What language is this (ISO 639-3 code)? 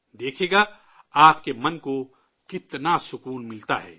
urd